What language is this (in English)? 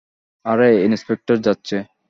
Bangla